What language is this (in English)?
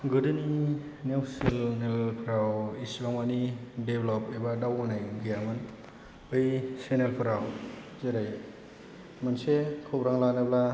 Bodo